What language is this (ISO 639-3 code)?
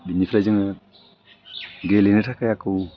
brx